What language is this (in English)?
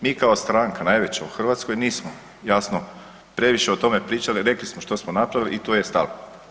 Croatian